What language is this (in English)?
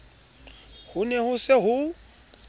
Southern Sotho